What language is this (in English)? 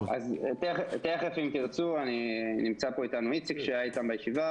Hebrew